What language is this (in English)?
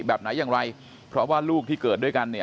Thai